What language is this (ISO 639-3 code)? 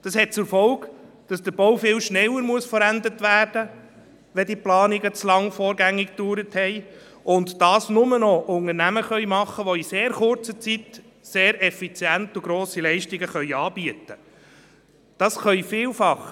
gsw